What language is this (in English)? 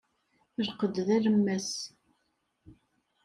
Kabyle